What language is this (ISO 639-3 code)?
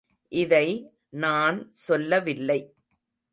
tam